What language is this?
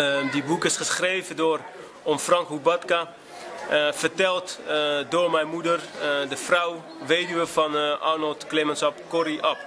Dutch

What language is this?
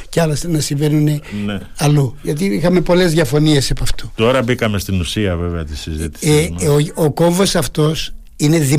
Greek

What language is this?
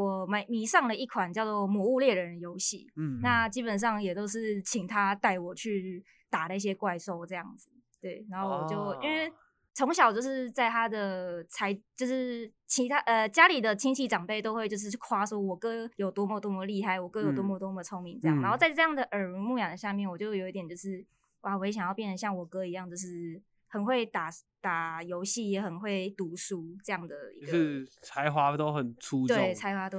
Chinese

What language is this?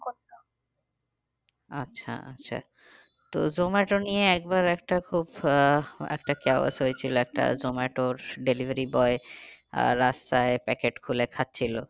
Bangla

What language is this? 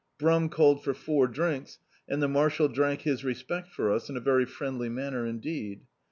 English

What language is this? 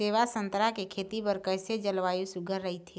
Chhattisgarhi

